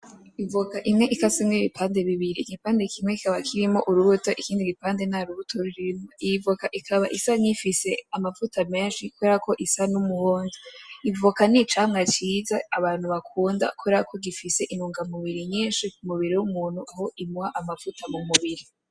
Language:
Rundi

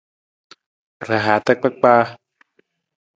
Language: Nawdm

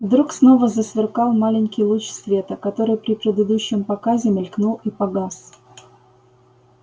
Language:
Russian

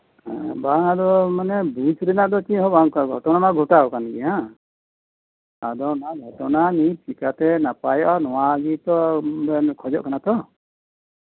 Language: Santali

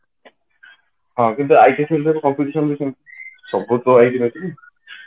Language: Odia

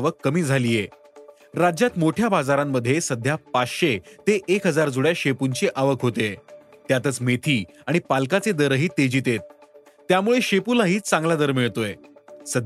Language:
Marathi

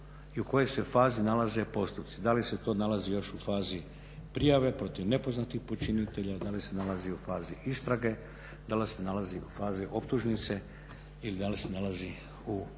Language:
Croatian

